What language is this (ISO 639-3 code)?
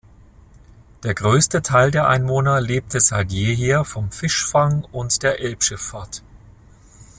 deu